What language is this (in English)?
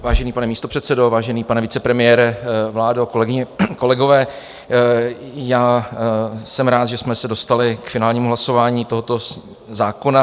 Czech